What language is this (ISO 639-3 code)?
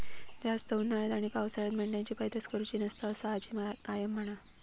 mar